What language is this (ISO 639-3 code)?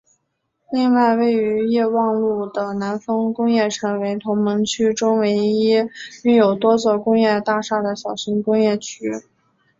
zho